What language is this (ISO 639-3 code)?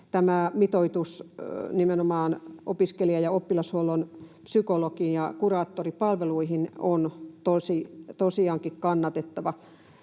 fin